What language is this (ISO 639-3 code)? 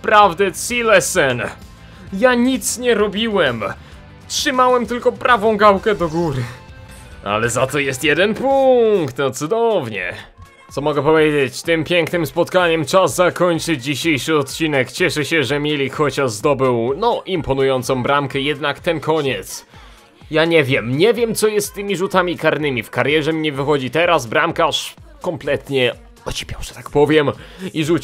pol